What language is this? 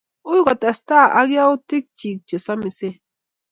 Kalenjin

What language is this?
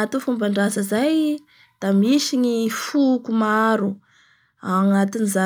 Bara Malagasy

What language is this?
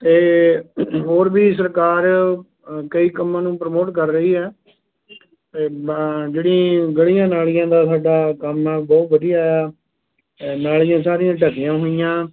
Punjabi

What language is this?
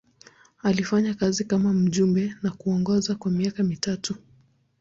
Swahili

